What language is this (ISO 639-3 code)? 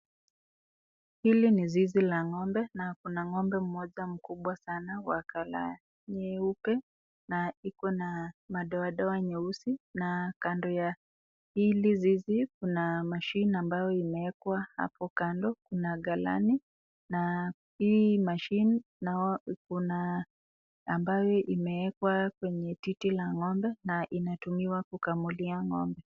swa